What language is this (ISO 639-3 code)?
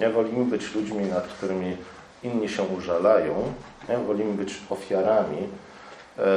pol